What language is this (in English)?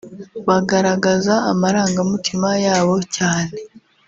Kinyarwanda